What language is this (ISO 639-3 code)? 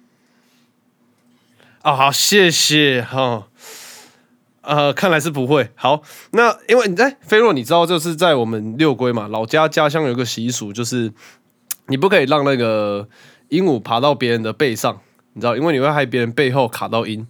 zho